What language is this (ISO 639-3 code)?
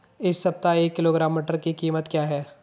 hin